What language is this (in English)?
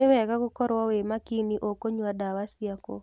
Kikuyu